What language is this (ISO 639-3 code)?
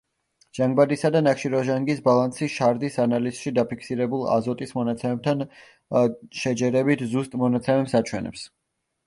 kat